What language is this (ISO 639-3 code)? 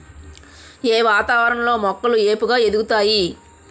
tel